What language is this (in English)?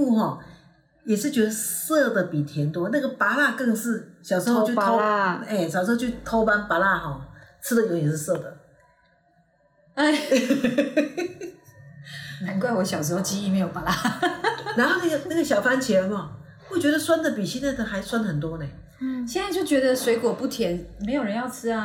Chinese